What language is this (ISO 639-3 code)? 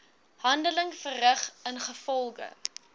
afr